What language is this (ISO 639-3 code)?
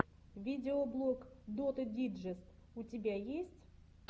rus